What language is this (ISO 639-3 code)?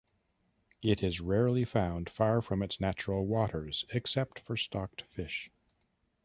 eng